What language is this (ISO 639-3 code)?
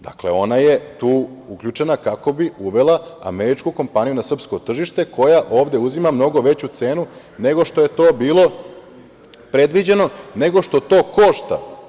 srp